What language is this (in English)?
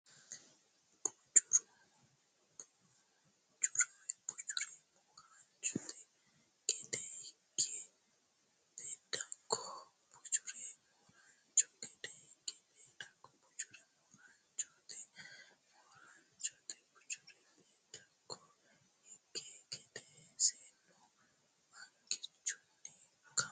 Sidamo